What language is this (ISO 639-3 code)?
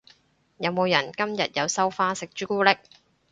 yue